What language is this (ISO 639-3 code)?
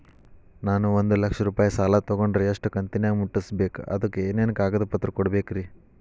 kan